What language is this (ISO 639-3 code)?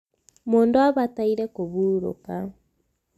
kik